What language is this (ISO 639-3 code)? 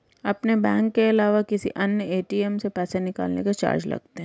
hin